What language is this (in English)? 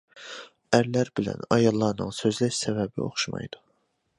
Uyghur